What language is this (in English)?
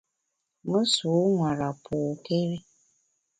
Bamun